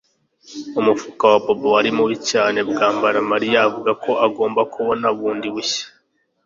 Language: Kinyarwanda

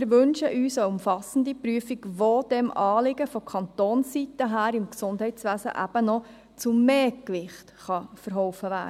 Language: Swiss German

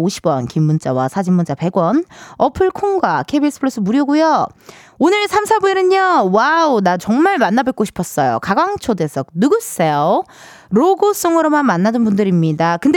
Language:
Korean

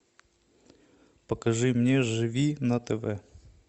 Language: Russian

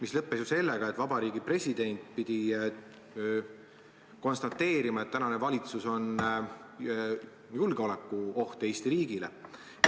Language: Estonian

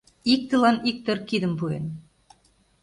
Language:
Mari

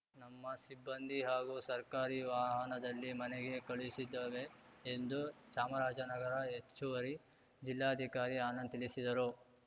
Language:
Kannada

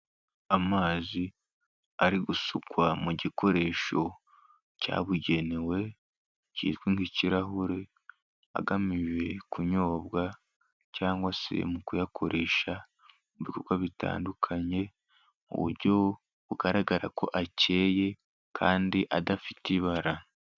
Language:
Kinyarwanda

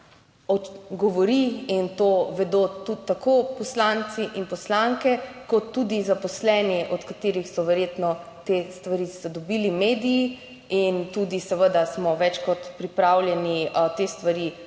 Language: Slovenian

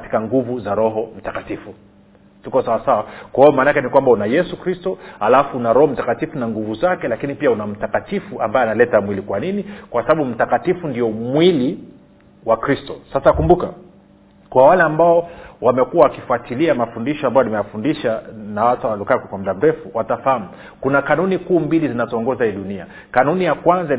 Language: Swahili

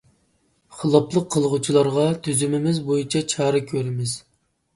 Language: Uyghur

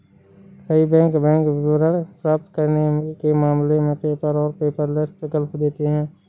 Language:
Hindi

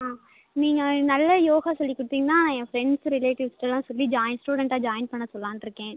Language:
Tamil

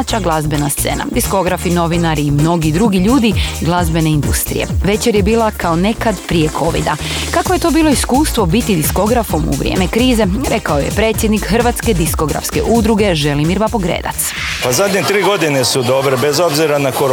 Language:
Croatian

